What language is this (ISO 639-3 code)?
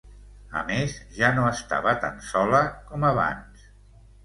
cat